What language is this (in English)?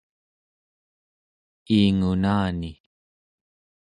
Central Yupik